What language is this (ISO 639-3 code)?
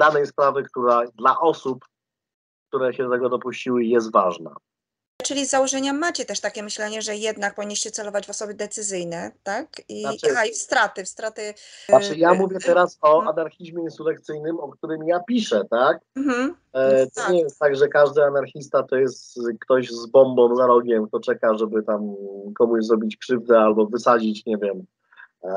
pol